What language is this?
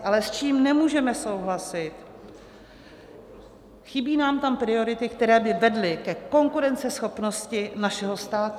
Czech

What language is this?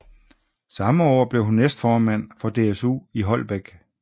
Danish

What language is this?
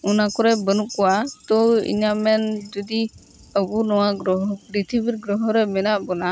Santali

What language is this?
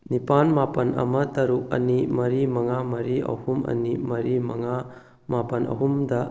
Manipuri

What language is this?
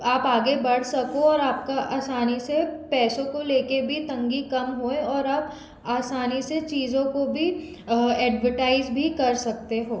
Hindi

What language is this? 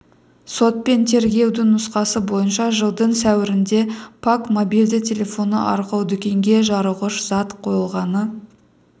Kazakh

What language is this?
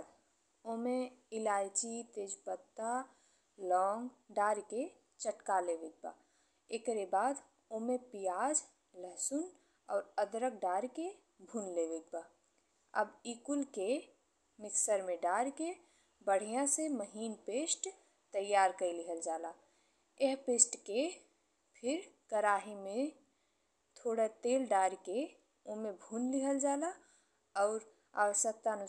Bhojpuri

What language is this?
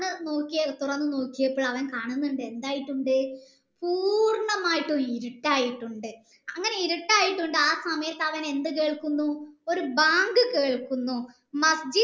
Malayalam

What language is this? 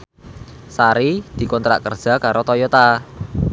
Javanese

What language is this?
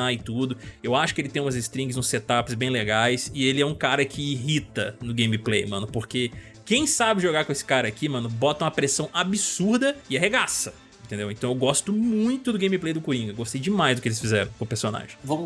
Portuguese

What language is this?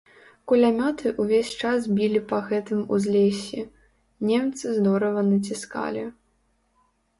Belarusian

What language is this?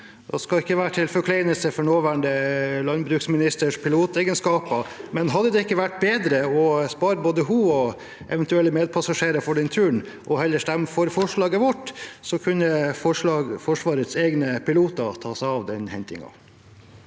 Norwegian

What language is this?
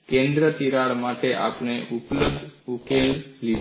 Gujarati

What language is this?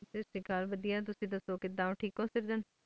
Punjabi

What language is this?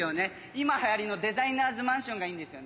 Japanese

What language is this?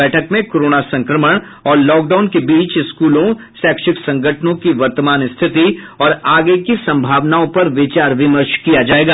Hindi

